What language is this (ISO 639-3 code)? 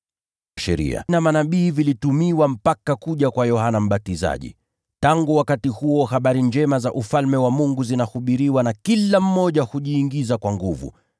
swa